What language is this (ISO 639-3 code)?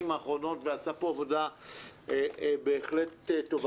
heb